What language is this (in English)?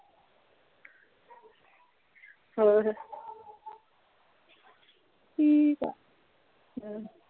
Punjabi